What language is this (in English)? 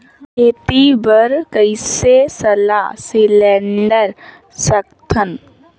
Chhattisgarhi